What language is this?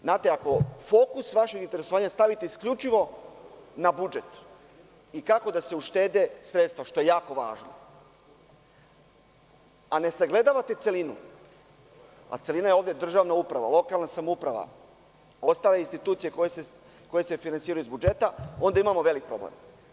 Serbian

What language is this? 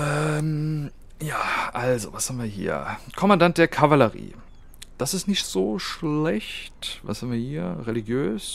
German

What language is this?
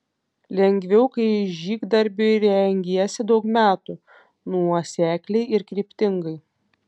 Lithuanian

